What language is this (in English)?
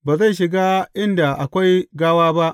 Hausa